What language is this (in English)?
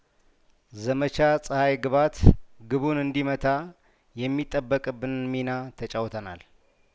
Amharic